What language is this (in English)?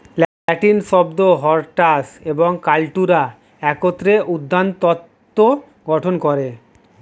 Bangla